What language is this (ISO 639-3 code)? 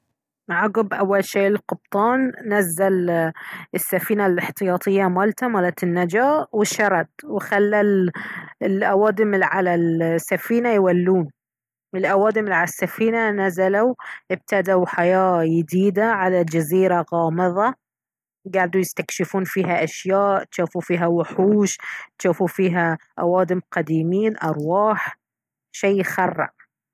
abv